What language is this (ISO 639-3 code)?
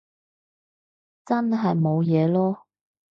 yue